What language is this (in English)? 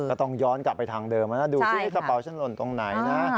Thai